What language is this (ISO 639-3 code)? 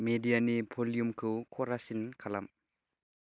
brx